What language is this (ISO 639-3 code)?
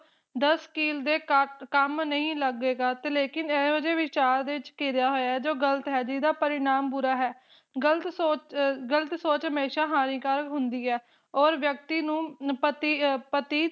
pan